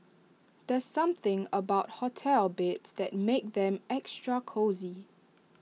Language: English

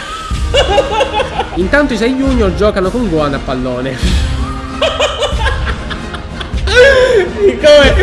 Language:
Italian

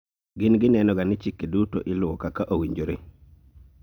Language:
Luo (Kenya and Tanzania)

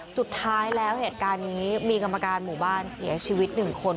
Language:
Thai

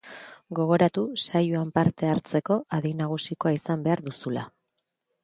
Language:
Basque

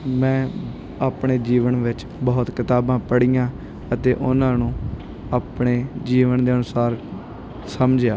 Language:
Punjabi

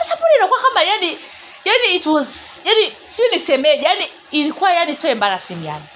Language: Swahili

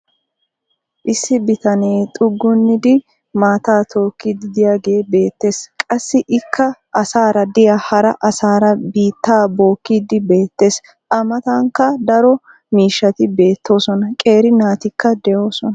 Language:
Wolaytta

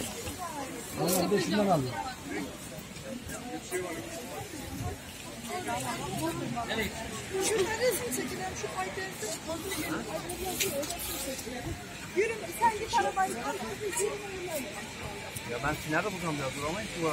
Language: Turkish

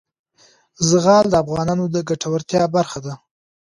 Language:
Pashto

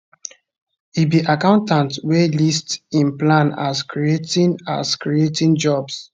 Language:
Nigerian Pidgin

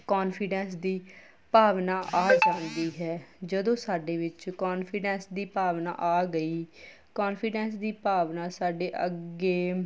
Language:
Punjabi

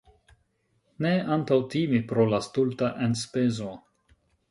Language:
Esperanto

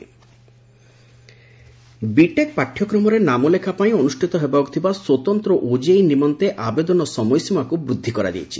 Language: Odia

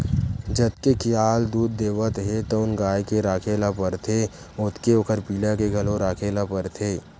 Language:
Chhattisgarhi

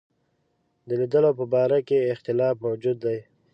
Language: Pashto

